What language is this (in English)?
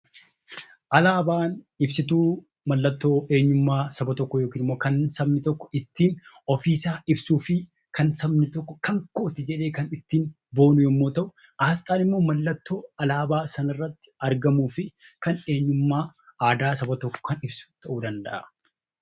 Oromo